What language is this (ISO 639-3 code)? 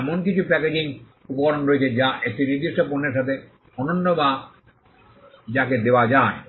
ben